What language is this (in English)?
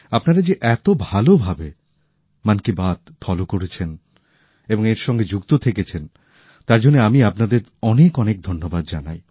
Bangla